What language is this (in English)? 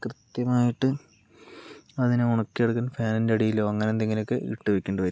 Malayalam